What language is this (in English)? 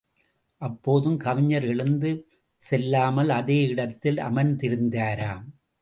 Tamil